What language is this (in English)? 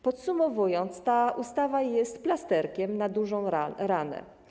Polish